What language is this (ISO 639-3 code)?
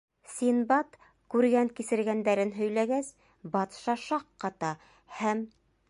bak